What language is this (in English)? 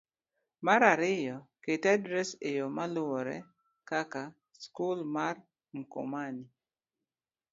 Luo (Kenya and Tanzania)